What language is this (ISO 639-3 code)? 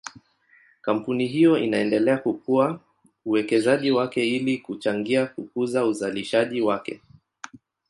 swa